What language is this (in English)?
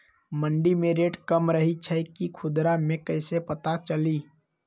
Magahi